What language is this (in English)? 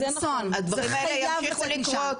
Hebrew